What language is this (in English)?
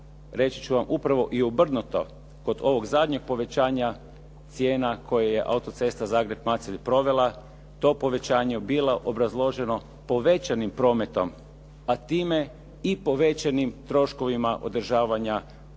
Croatian